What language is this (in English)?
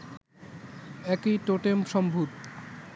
Bangla